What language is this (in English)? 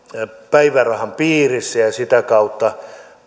Finnish